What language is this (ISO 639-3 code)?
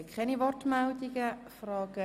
gsw